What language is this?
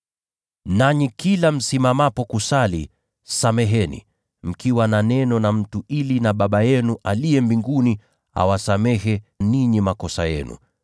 Swahili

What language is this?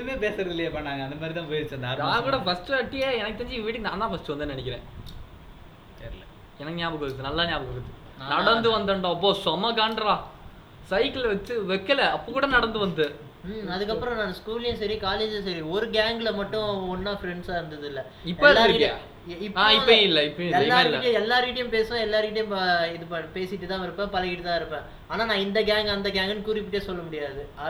Tamil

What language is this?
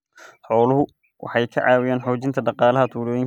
Somali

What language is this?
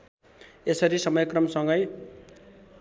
Nepali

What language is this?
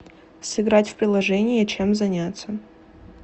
Russian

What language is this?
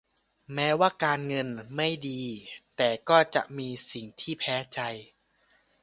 Thai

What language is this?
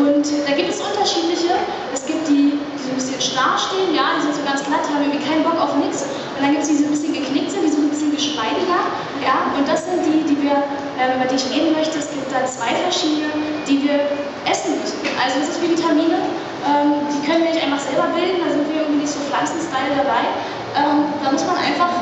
German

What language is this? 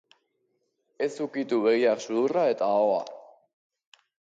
Basque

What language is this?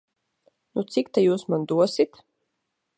Latvian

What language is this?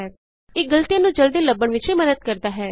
Punjabi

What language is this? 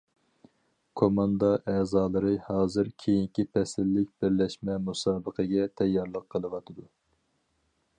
Uyghur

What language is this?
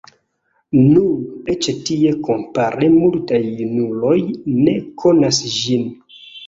Esperanto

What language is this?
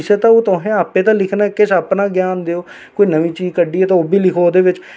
Dogri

